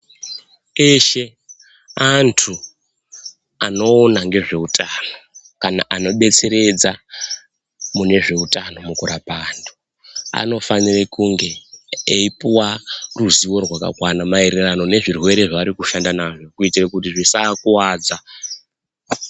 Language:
Ndau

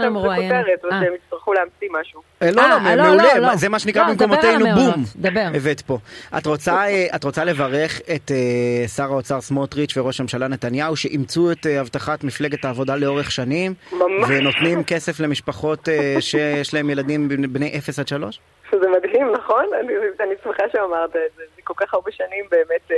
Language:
Hebrew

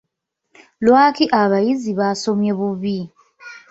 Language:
Ganda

